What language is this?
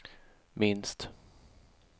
Swedish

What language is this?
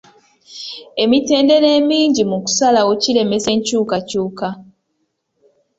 Ganda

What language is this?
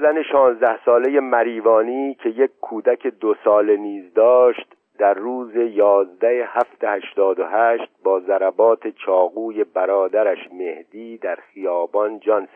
Persian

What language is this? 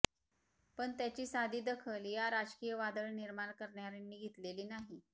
Marathi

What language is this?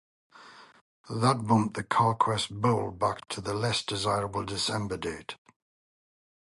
English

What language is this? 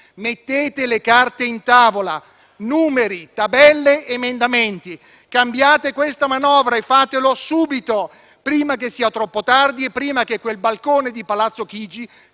Italian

